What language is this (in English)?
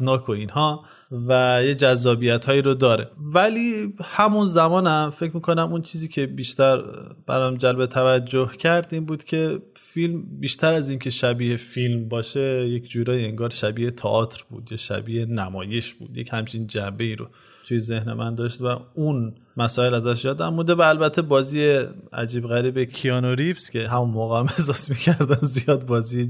Persian